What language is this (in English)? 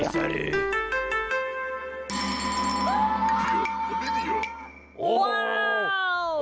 Thai